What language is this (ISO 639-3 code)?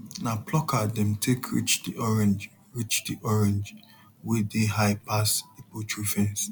pcm